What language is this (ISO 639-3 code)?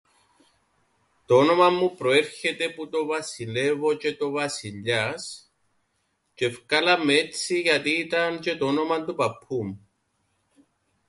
ell